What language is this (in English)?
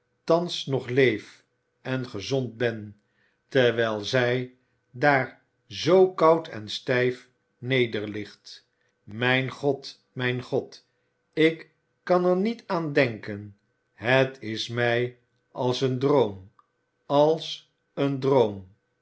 Dutch